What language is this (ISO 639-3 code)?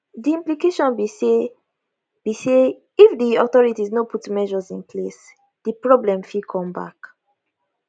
pcm